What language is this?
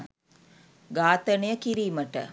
Sinhala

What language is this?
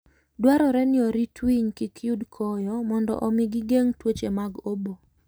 Luo (Kenya and Tanzania)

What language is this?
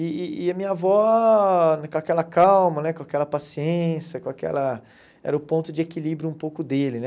Portuguese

